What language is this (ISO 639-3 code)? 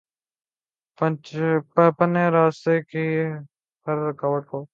urd